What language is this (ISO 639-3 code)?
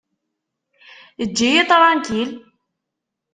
kab